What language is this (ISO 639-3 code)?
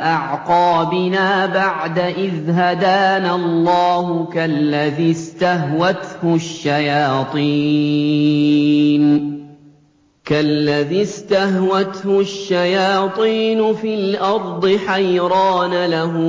ara